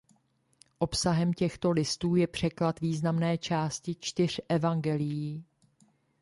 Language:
Czech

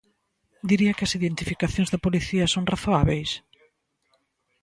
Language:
Galician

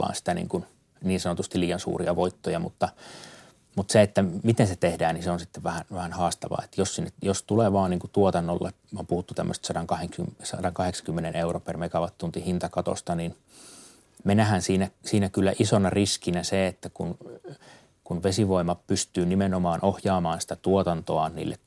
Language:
Finnish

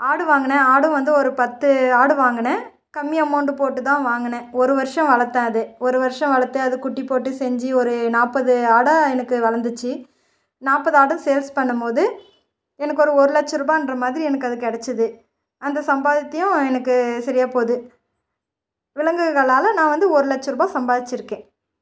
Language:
Tamil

